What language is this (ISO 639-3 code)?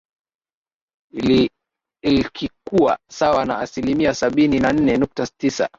swa